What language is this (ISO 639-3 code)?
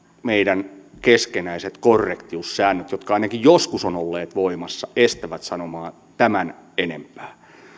fin